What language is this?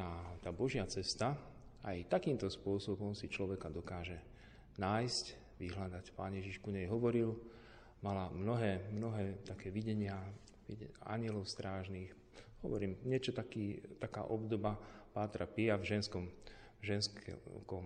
Slovak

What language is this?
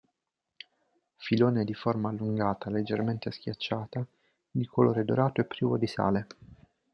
Italian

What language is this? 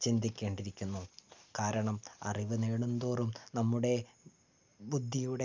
Malayalam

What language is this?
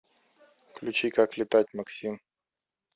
Russian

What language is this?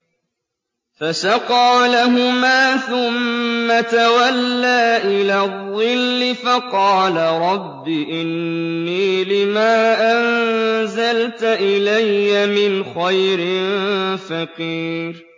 Arabic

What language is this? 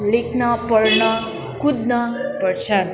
Nepali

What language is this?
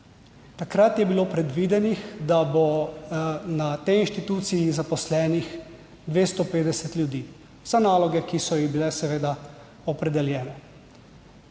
Slovenian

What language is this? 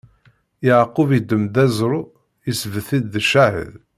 Kabyle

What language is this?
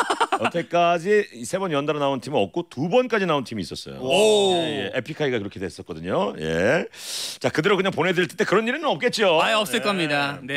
Korean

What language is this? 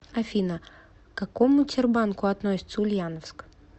Russian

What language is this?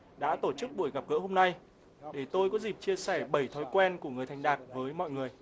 Vietnamese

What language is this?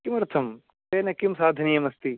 Sanskrit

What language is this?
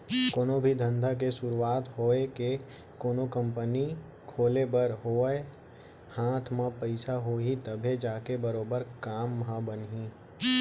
Chhattisgarhi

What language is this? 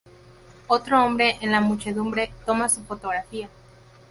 Spanish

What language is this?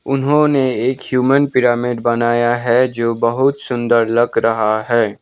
Hindi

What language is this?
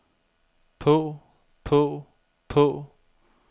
Danish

